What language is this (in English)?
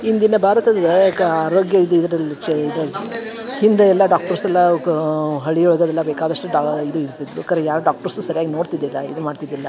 Kannada